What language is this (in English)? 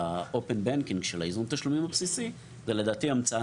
Hebrew